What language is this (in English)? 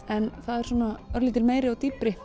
Icelandic